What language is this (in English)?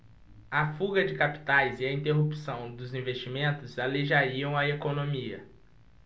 Portuguese